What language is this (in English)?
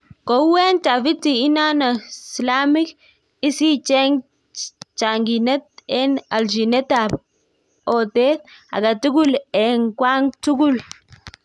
Kalenjin